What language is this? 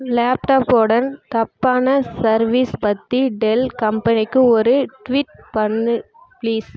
Tamil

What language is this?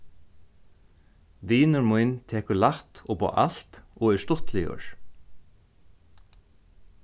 Faroese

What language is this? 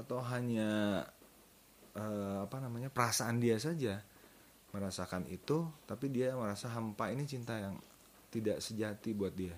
Indonesian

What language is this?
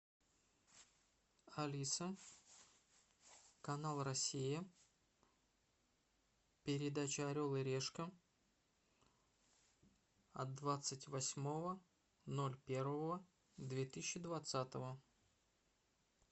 Russian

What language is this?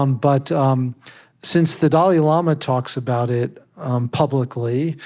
English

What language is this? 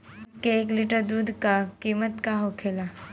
Bhojpuri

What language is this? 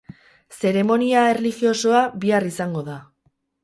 Basque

